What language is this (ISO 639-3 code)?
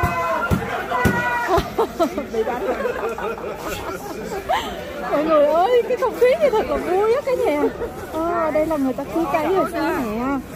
vie